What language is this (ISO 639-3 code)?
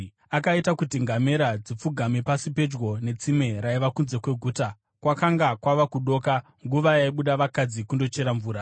sna